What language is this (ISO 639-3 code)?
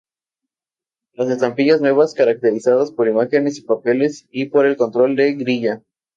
spa